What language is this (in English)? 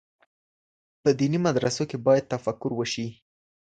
Pashto